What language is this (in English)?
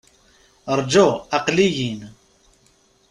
Kabyle